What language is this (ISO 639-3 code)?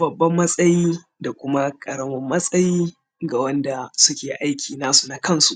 hau